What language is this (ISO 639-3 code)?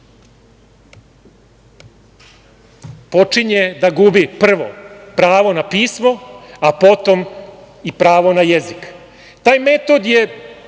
srp